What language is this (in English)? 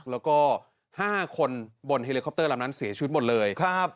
Thai